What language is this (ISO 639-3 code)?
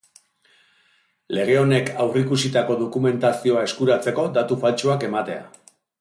eus